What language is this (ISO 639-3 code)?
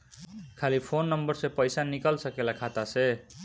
bho